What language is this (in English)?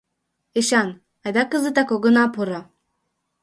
Mari